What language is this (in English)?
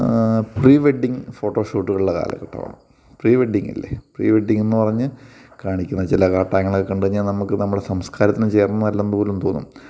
Malayalam